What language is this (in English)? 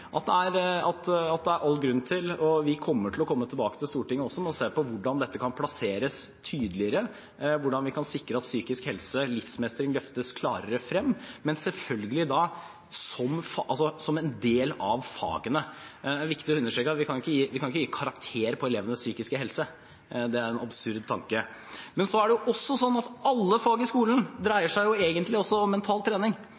Norwegian Bokmål